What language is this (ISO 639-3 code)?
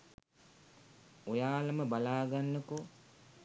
sin